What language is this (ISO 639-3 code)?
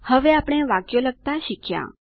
guj